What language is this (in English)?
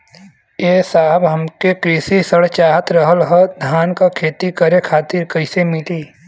Bhojpuri